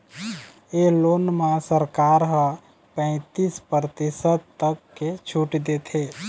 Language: Chhattisgarhi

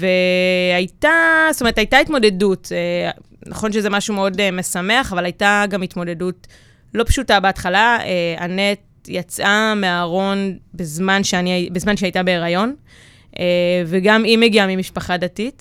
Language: Hebrew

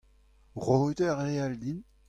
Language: Breton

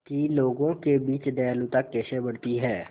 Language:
Hindi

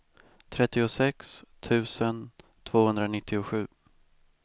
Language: Swedish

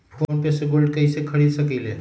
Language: Magahi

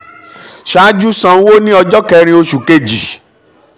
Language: Yoruba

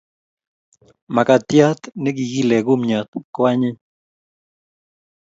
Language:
Kalenjin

